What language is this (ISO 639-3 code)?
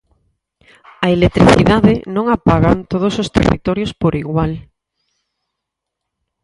glg